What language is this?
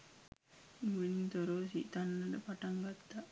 Sinhala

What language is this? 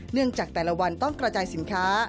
Thai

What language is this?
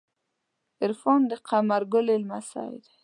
Pashto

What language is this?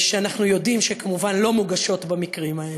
Hebrew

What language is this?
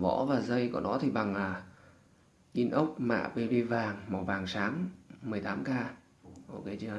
Vietnamese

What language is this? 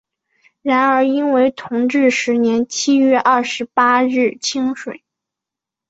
Chinese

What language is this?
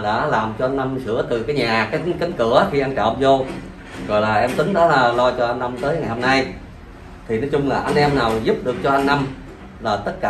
Vietnamese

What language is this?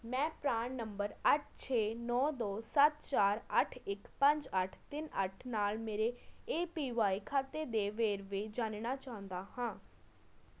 Punjabi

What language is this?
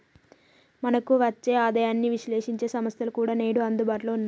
Telugu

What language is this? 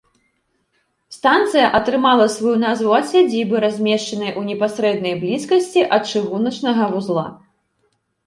Belarusian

